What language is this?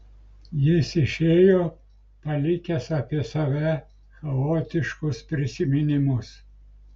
Lithuanian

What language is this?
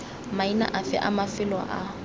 Tswana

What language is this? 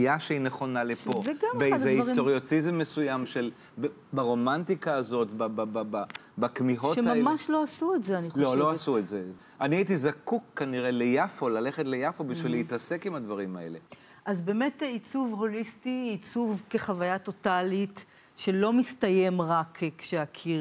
Hebrew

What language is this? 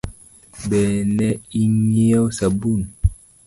Luo (Kenya and Tanzania)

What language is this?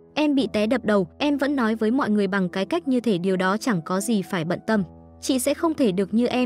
Vietnamese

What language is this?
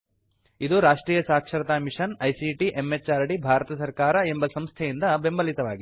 Kannada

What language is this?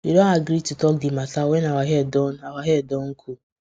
Nigerian Pidgin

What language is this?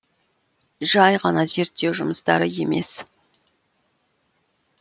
Kazakh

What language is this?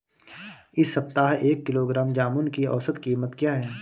Hindi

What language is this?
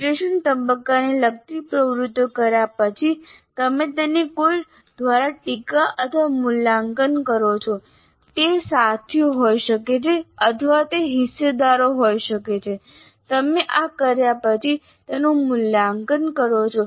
Gujarati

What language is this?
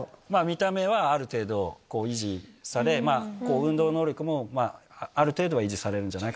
Japanese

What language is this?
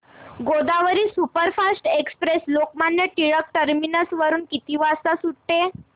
Marathi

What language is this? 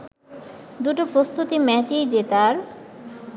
Bangla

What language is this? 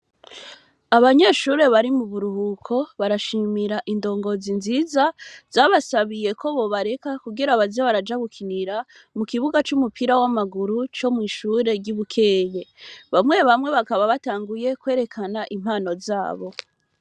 Rundi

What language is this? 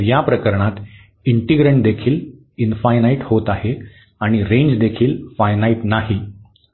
Marathi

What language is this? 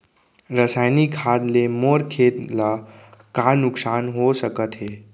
Chhattisgarhi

